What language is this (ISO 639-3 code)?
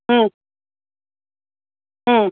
san